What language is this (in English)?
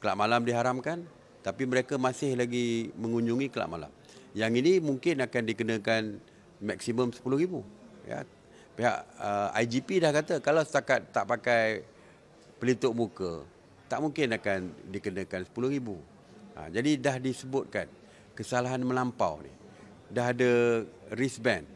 Malay